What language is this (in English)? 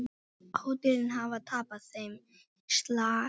Icelandic